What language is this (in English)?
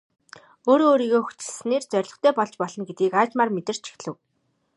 Mongolian